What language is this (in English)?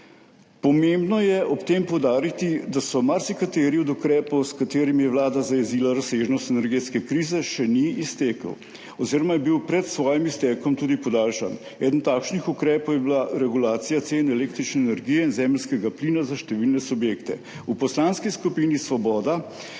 Slovenian